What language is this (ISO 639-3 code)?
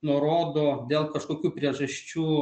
lit